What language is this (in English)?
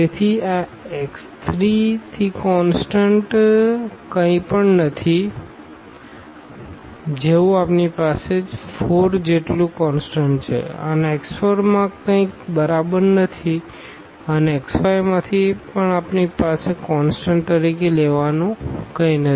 Gujarati